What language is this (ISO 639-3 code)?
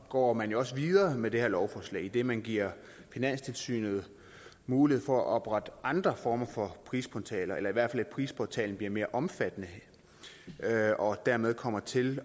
dan